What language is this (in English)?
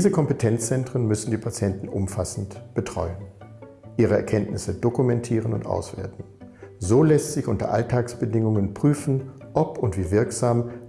German